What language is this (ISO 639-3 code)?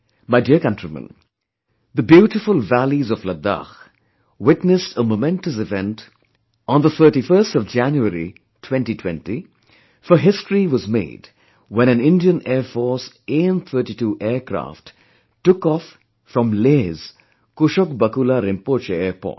eng